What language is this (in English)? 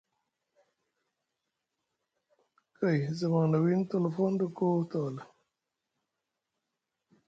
Musgu